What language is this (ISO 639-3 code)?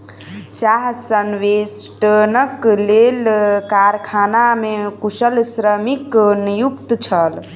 mai